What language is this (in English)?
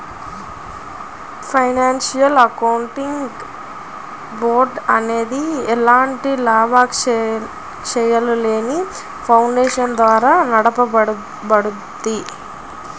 Telugu